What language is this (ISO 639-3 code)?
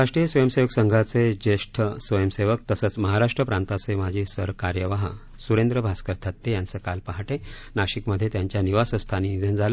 mar